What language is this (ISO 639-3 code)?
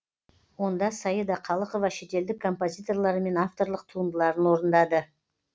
kaz